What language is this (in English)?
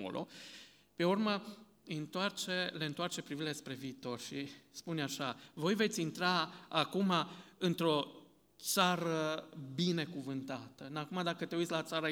Romanian